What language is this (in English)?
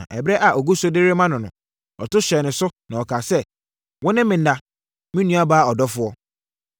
Akan